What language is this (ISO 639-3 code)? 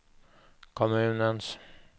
swe